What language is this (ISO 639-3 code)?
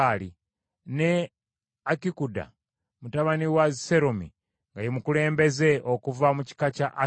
lug